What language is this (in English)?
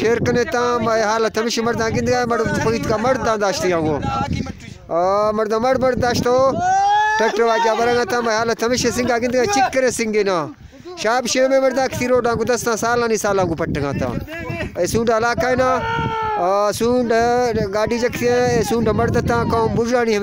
Romanian